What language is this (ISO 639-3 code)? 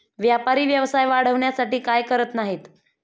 mar